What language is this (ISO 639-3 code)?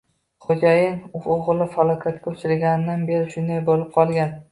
uzb